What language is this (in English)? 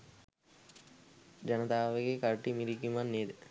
Sinhala